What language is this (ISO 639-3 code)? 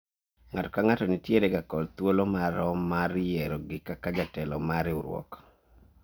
luo